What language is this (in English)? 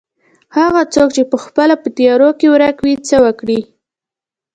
Pashto